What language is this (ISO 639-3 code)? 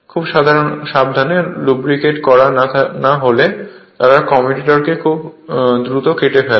ben